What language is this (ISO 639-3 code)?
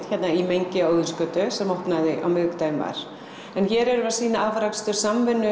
isl